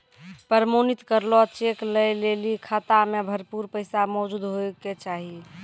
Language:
Maithili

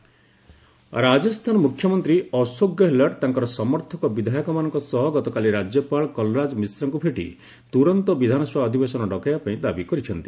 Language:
Odia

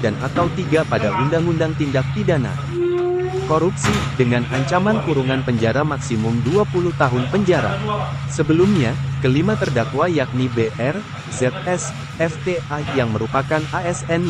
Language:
Indonesian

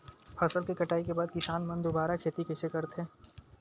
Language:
Chhattisgarhi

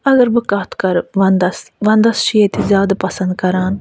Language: Kashmiri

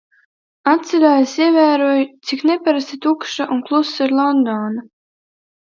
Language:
Latvian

